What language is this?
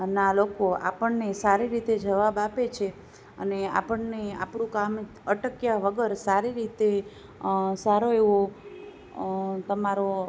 Gujarati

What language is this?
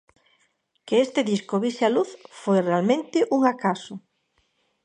Galician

